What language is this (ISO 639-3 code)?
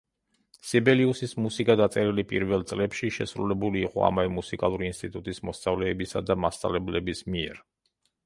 kat